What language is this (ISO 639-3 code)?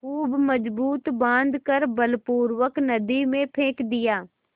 hin